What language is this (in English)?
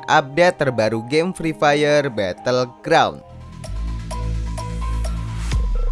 Indonesian